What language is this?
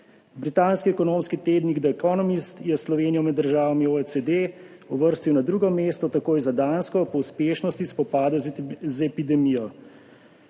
Slovenian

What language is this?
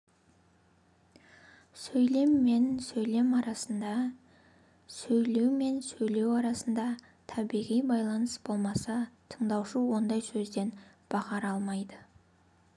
Kazakh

